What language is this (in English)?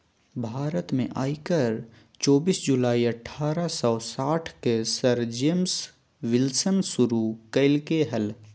Magahi